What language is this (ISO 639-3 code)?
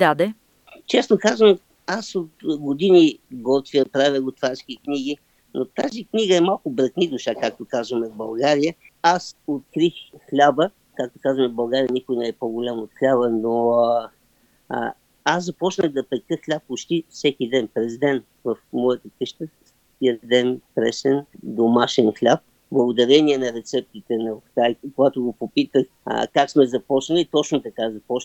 bul